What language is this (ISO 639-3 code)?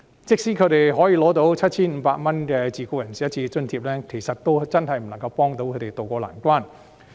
yue